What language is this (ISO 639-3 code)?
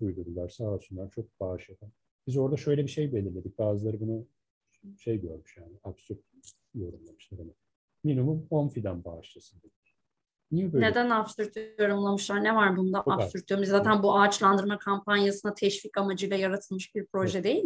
tur